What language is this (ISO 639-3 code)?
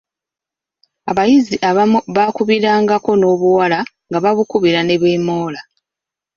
lug